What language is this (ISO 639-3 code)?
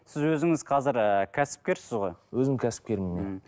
kaz